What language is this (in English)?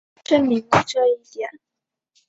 Chinese